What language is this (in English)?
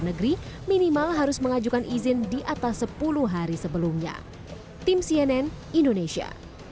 Indonesian